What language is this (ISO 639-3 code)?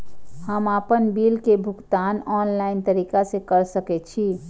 mai